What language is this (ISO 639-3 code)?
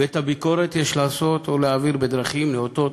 heb